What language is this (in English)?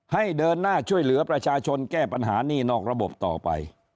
Thai